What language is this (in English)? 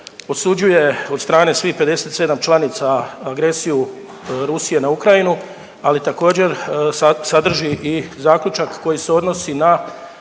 Croatian